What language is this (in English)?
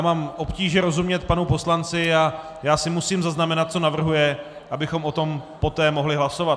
Czech